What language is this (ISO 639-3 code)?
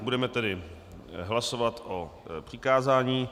ces